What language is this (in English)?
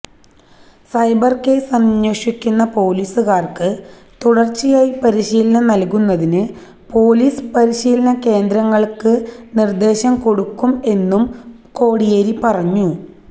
Malayalam